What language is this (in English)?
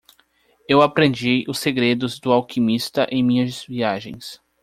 Portuguese